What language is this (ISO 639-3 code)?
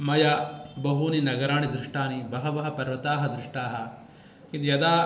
san